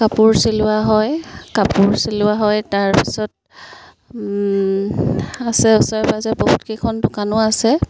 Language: Assamese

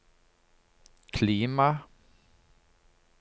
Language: Norwegian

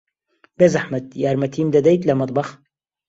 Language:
Central Kurdish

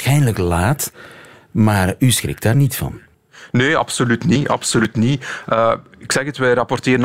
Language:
Dutch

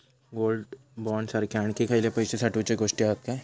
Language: Marathi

